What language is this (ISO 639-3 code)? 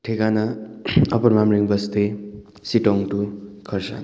nep